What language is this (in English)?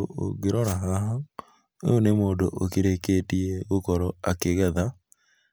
Kikuyu